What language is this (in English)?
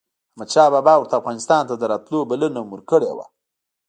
Pashto